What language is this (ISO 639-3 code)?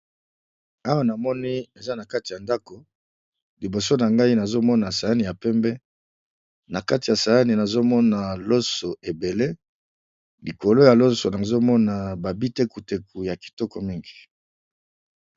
lin